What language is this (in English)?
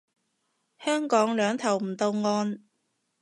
Cantonese